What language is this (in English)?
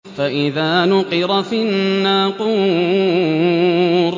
Arabic